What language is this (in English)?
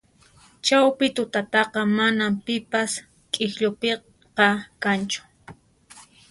Puno Quechua